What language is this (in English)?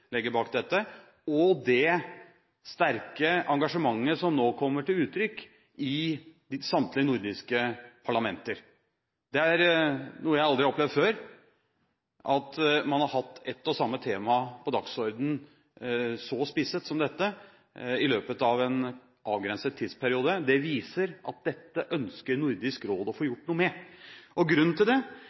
Norwegian Bokmål